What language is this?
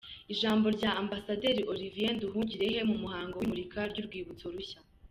Kinyarwanda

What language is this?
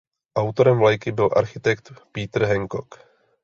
Czech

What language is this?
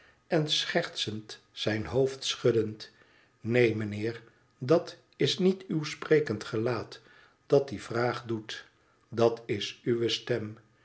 Dutch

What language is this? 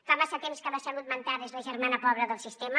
Catalan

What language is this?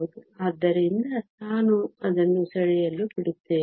Kannada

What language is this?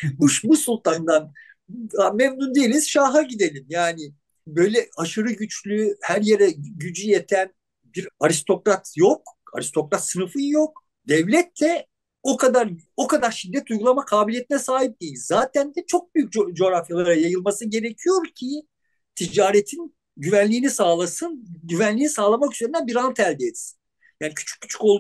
Turkish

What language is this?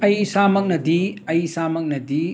Manipuri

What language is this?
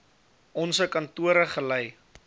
Afrikaans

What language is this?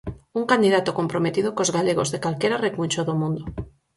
Galician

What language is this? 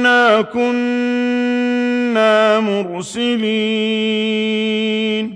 Arabic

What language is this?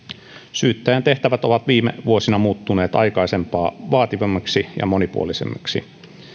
Finnish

